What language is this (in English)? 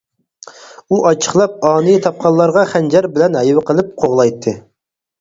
Uyghur